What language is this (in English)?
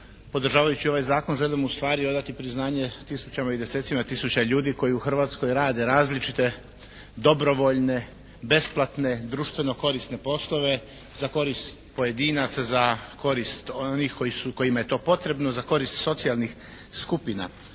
Croatian